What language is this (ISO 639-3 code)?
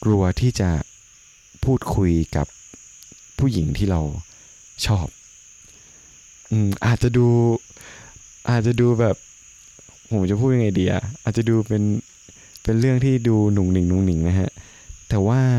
tha